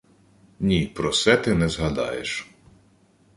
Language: Ukrainian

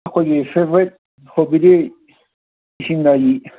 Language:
Manipuri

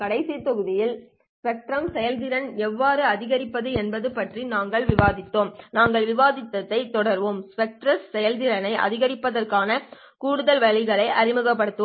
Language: Tamil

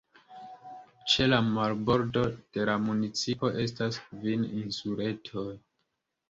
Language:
Esperanto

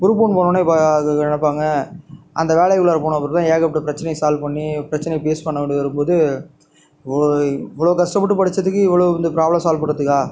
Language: Tamil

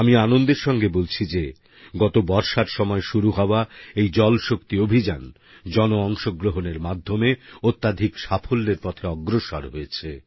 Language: Bangla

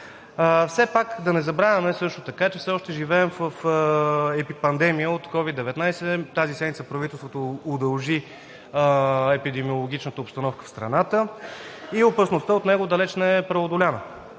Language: Bulgarian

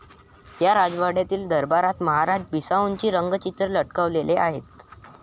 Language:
Marathi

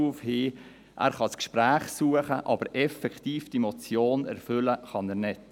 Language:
Swiss German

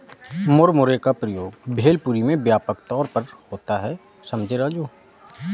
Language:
Hindi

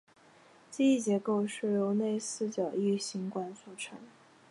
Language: Chinese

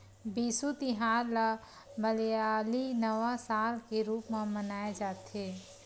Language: Chhattisgarhi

